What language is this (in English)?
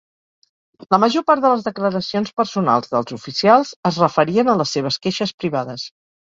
Catalan